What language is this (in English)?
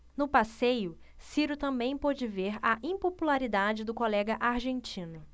Portuguese